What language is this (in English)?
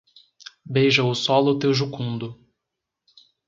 Portuguese